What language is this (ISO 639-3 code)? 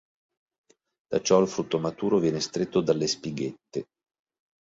ita